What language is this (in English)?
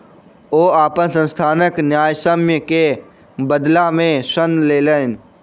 Maithili